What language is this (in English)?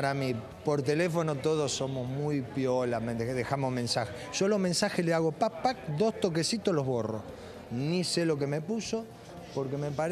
Spanish